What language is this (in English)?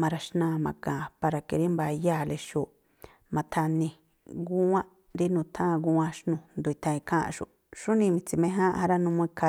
Tlacoapa Me'phaa